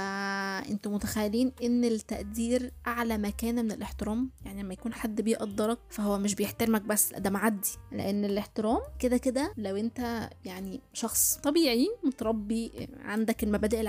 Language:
Arabic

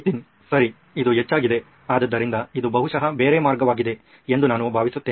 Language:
Kannada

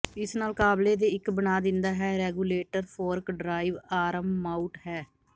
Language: Punjabi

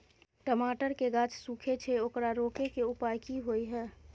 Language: Maithili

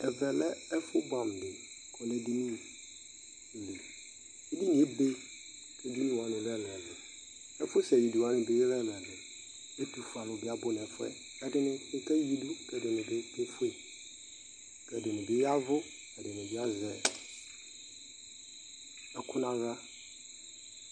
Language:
Ikposo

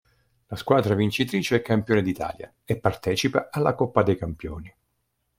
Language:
Italian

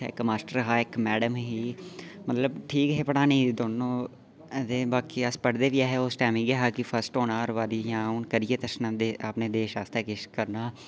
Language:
Dogri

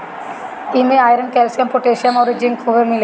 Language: Bhojpuri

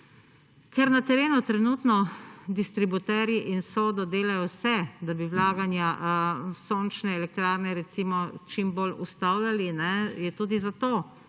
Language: Slovenian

